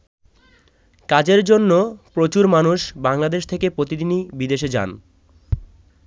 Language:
Bangla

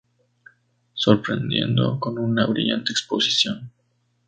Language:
Spanish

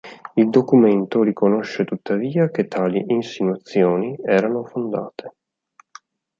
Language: Italian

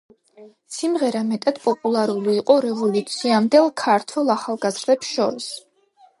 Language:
Georgian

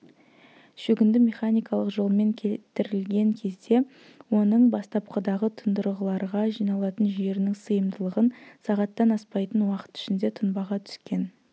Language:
Kazakh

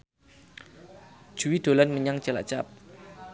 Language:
Javanese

